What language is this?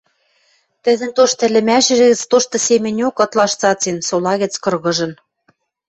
Western Mari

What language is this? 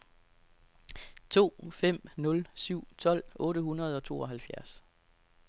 Danish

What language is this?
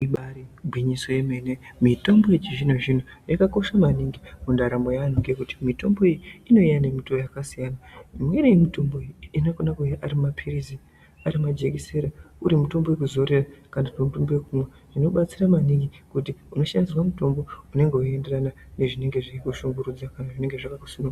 Ndau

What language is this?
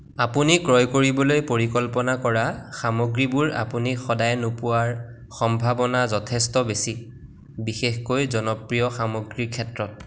Assamese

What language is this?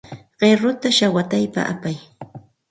Santa Ana de Tusi Pasco Quechua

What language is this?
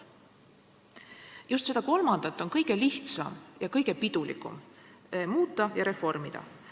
Estonian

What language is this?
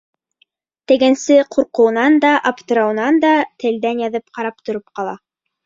Bashkir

